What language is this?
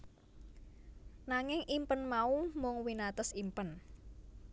Javanese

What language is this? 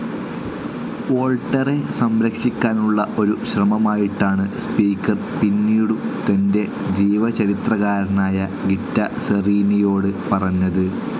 Malayalam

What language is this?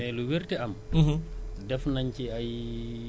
Wolof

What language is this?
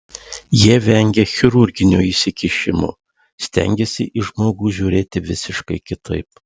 Lithuanian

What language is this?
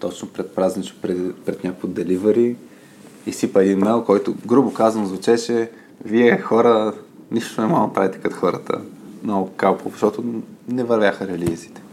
Bulgarian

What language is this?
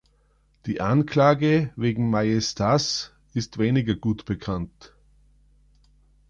German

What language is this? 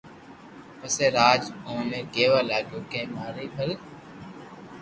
Loarki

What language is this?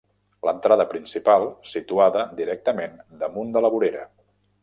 Catalan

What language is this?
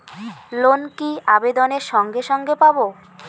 Bangla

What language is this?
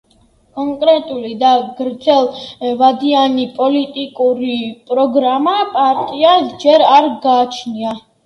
Georgian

